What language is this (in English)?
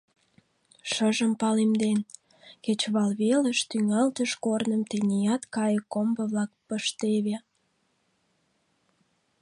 Mari